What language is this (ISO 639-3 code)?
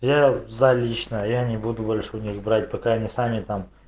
rus